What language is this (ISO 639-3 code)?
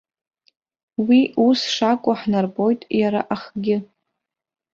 abk